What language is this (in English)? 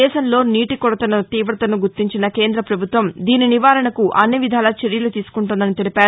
Telugu